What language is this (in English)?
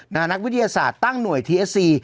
Thai